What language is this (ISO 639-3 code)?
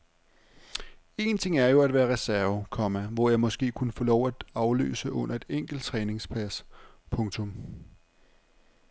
dan